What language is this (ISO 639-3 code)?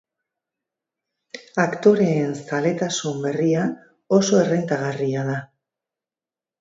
eus